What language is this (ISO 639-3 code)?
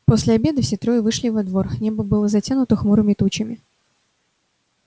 rus